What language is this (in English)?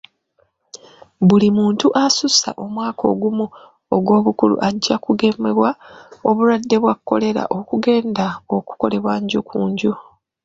Ganda